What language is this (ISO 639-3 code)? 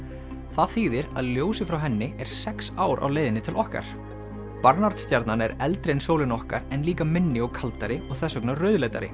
isl